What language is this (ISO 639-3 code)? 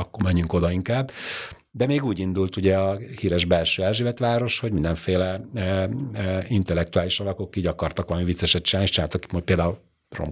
hun